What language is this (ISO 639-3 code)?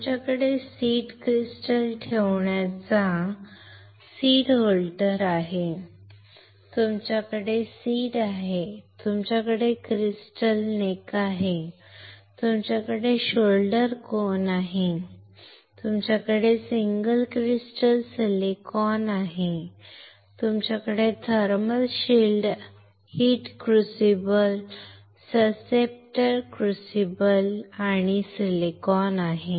mar